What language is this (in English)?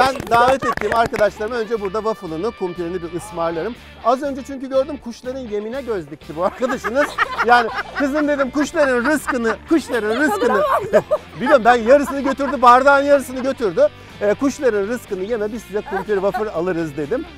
Turkish